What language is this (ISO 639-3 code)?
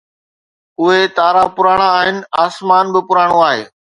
snd